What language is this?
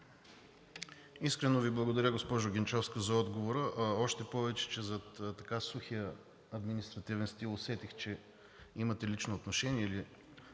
Bulgarian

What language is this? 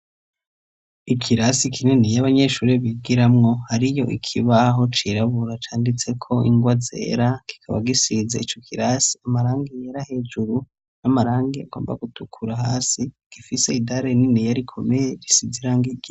Rundi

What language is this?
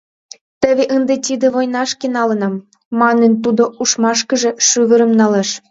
Mari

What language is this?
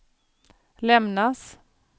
Swedish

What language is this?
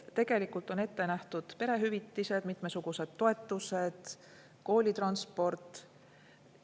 Estonian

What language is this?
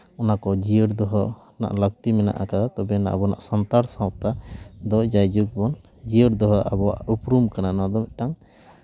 Santali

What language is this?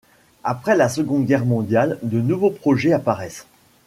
French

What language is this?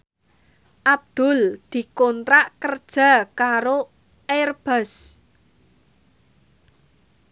Javanese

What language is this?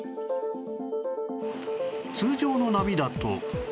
Japanese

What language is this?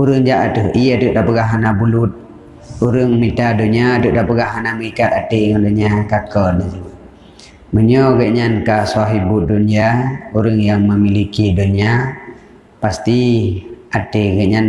Malay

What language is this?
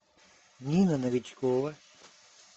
Russian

